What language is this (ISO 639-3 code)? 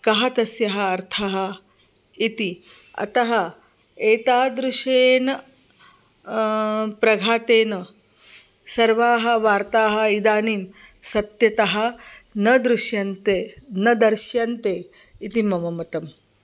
san